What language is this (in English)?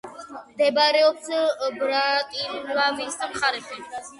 Georgian